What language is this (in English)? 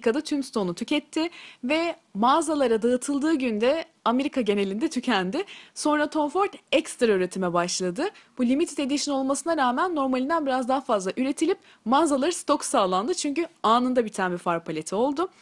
Turkish